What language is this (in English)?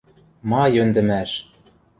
Western Mari